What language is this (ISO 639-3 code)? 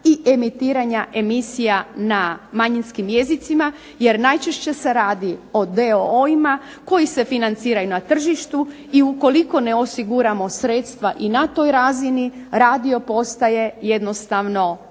hrv